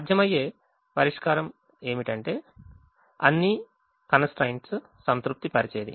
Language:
Telugu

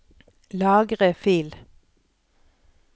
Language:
Norwegian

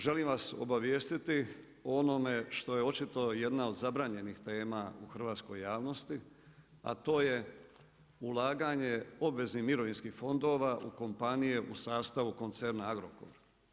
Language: Croatian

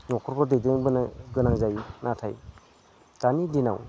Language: Bodo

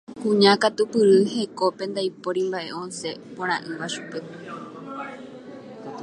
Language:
Guarani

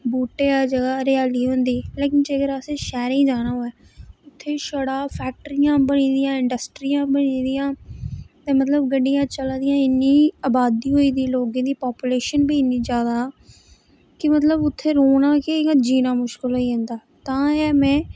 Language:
Dogri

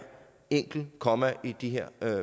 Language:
Danish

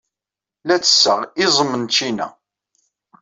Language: Kabyle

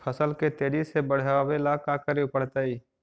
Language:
Magahi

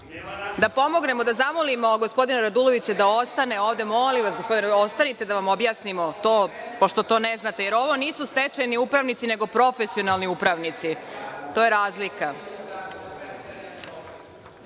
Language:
Serbian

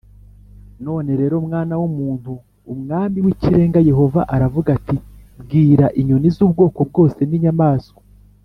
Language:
Kinyarwanda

